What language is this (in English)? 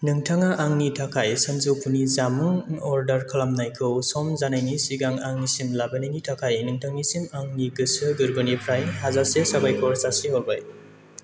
Bodo